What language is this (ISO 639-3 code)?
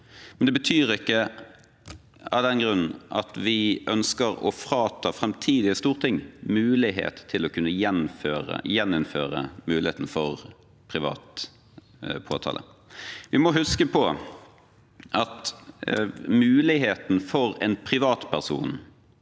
nor